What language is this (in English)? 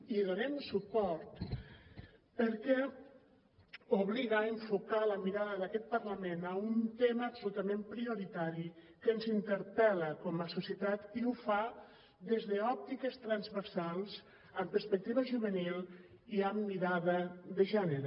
Catalan